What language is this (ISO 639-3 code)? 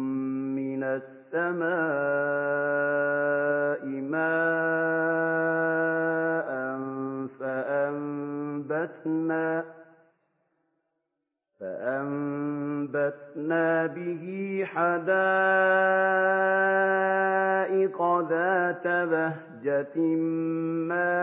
ara